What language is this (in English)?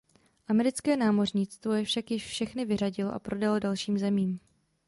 Czech